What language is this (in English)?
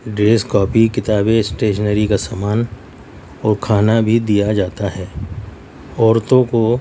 Urdu